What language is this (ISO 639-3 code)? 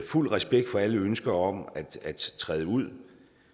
dan